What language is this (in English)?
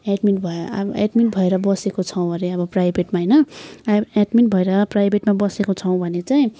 Nepali